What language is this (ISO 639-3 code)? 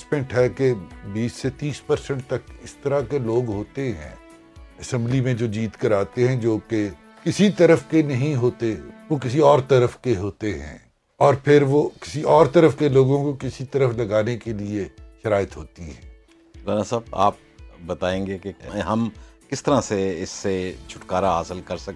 urd